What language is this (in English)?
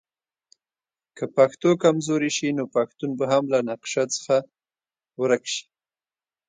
Pashto